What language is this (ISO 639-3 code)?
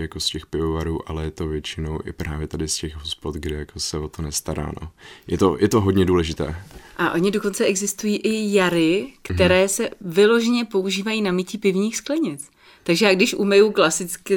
ces